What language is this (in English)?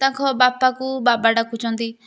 Odia